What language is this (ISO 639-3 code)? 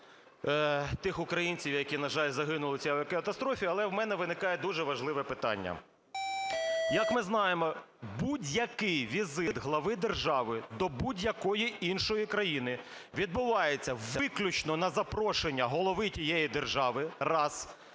ukr